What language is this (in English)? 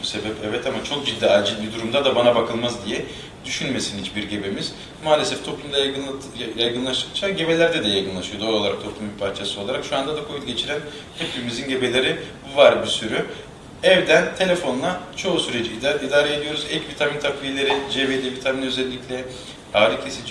Turkish